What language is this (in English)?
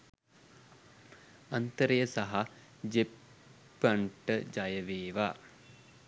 Sinhala